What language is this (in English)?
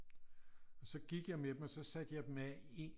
Danish